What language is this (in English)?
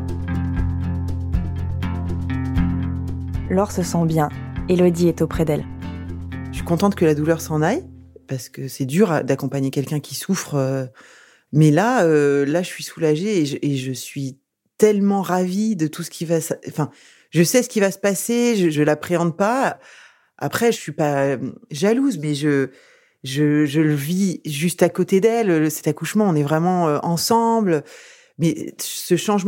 French